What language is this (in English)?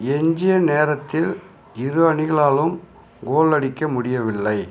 Tamil